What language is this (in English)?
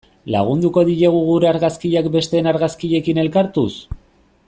Basque